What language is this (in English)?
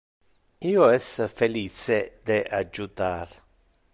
Interlingua